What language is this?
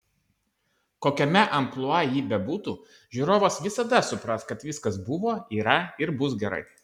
Lithuanian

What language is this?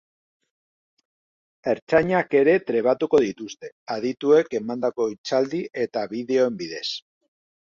Basque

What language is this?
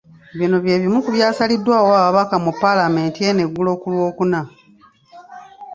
Ganda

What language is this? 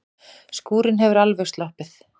Icelandic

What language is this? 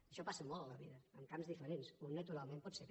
Catalan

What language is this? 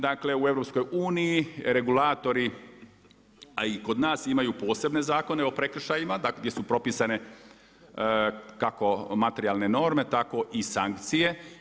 Croatian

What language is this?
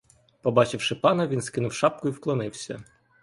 Ukrainian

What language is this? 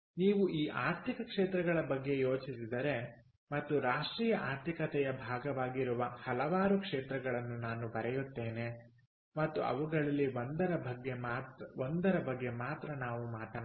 Kannada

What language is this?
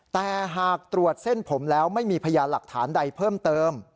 Thai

